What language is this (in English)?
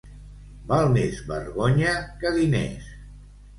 Catalan